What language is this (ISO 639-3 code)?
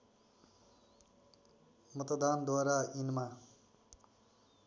nep